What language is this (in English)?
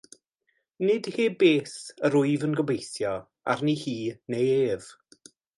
Welsh